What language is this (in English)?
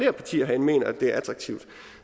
Danish